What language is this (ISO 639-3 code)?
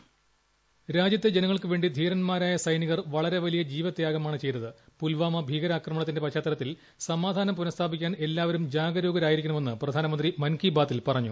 mal